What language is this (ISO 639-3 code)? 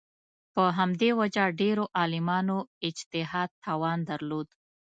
pus